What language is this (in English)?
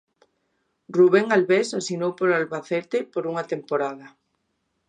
Galician